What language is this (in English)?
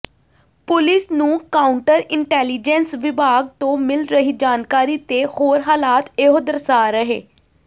Punjabi